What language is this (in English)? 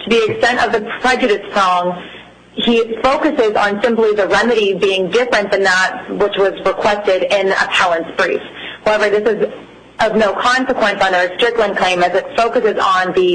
English